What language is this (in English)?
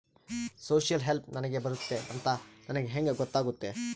Kannada